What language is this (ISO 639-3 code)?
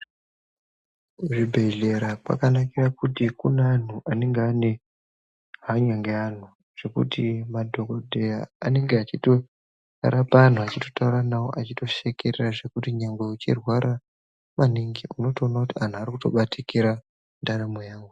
ndc